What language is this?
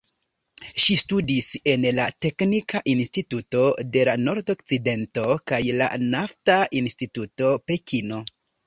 Esperanto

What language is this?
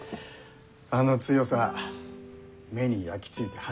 Japanese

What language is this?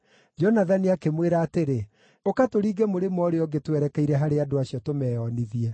Kikuyu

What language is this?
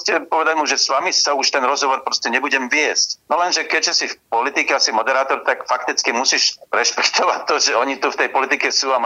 Slovak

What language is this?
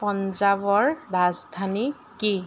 Assamese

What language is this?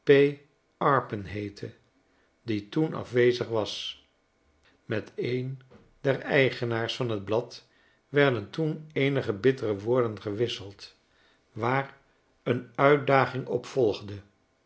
Dutch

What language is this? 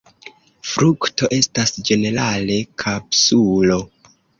Esperanto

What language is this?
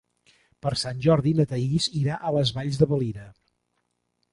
Catalan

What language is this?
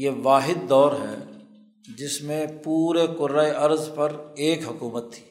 Urdu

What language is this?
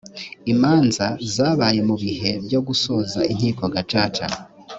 Kinyarwanda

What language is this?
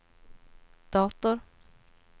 Swedish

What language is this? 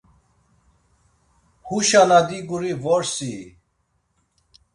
Laz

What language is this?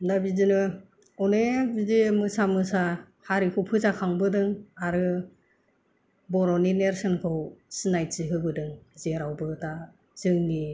Bodo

